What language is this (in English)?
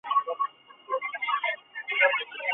Chinese